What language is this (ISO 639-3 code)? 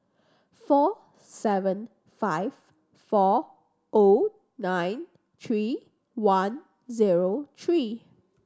eng